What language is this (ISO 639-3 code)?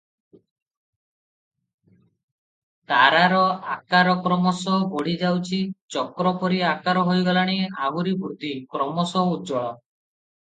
ori